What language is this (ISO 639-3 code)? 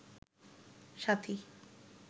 ben